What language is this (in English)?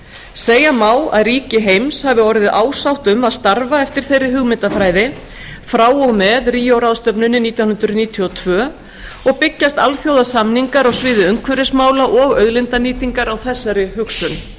Icelandic